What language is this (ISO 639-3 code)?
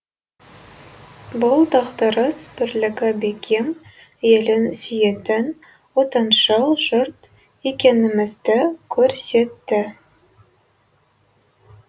kaz